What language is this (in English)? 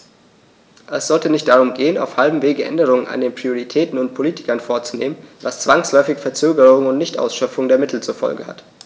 German